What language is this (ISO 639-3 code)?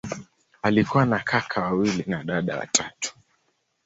swa